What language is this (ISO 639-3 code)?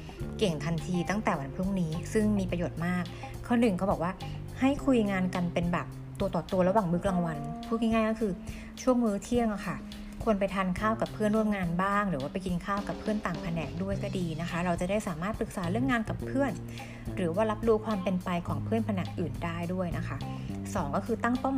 tha